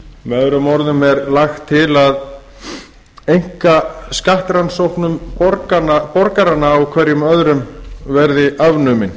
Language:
Icelandic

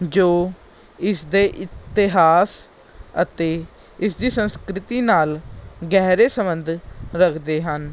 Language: Punjabi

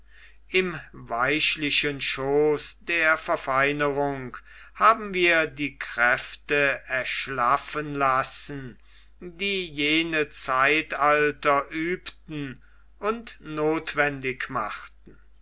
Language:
German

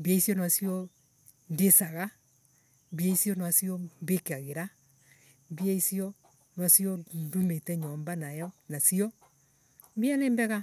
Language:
Embu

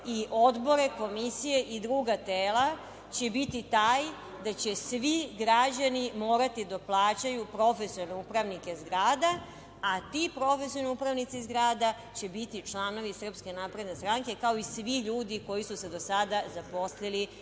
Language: Serbian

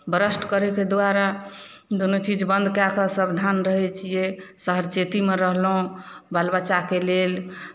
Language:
Maithili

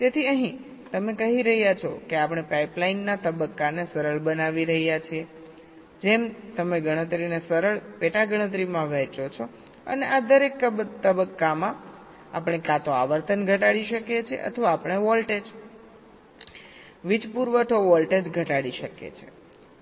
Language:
Gujarati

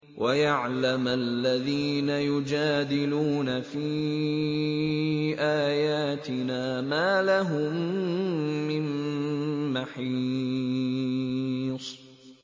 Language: Arabic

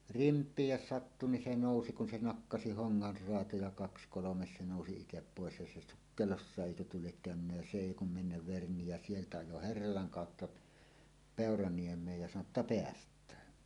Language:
Finnish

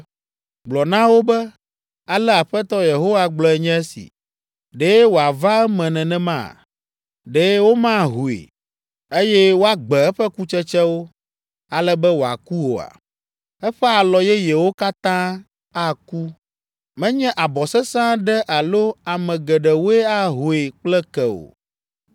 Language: Ewe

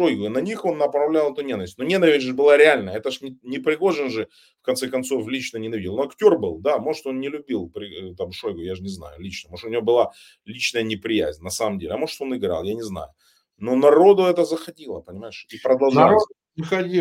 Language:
Russian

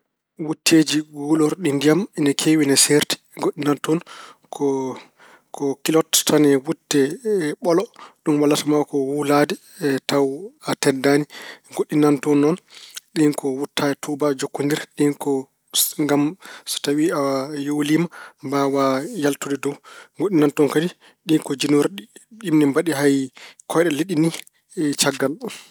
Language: Fula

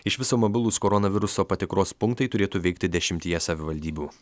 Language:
Lithuanian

